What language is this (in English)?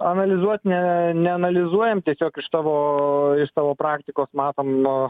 Lithuanian